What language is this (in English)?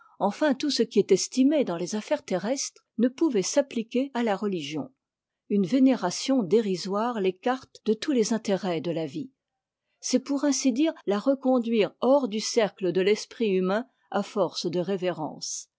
French